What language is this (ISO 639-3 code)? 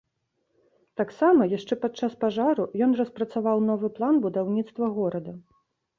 bel